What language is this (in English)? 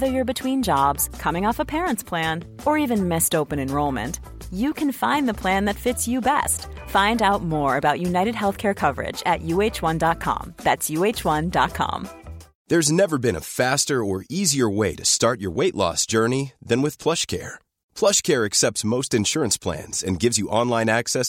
Filipino